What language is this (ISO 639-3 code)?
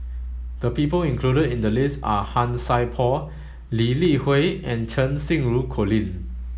eng